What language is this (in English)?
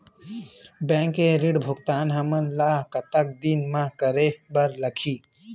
Chhattisgarhi